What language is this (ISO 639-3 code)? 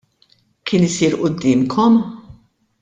mlt